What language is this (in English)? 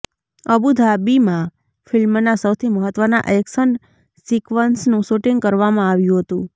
Gujarati